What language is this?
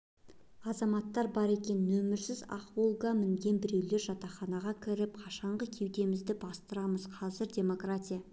Kazakh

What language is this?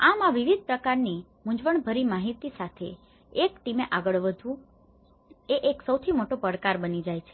Gujarati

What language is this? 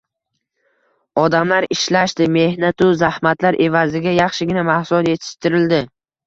Uzbek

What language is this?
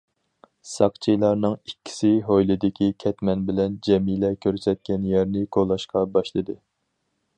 Uyghur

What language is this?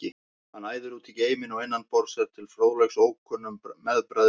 Icelandic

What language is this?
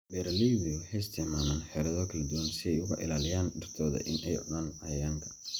Somali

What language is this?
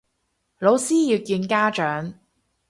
Cantonese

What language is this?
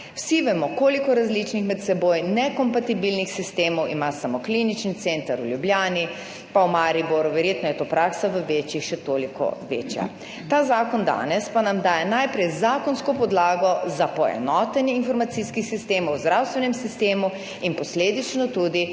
Slovenian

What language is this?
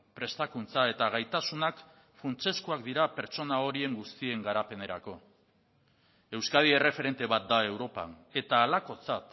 Basque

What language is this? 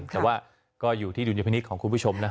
Thai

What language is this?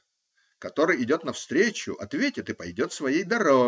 Russian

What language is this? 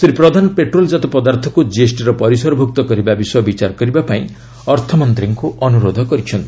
Odia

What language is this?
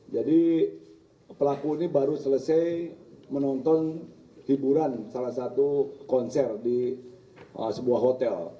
Indonesian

